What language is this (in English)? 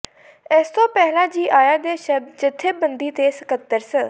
Punjabi